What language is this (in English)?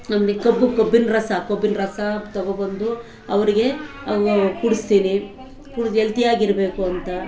Kannada